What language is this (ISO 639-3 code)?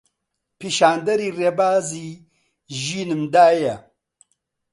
ckb